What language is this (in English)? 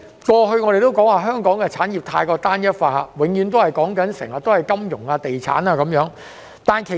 Cantonese